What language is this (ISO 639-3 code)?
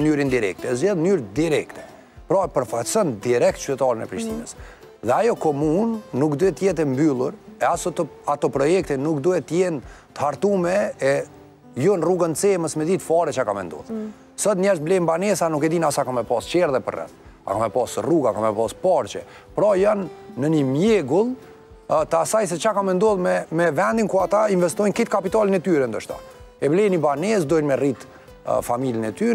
ron